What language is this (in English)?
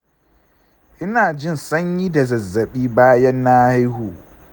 Hausa